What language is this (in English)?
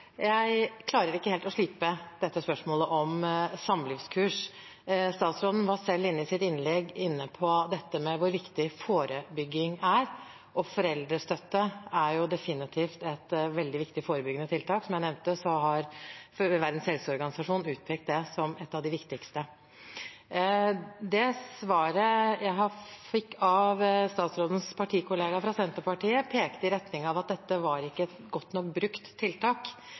Norwegian Bokmål